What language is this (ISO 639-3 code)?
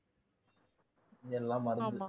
tam